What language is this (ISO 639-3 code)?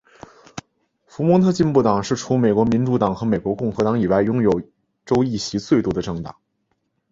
zho